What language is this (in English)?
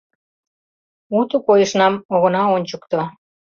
Mari